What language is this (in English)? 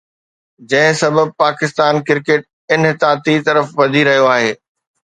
Sindhi